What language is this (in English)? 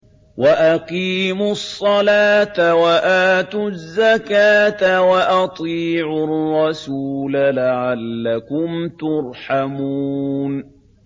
Arabic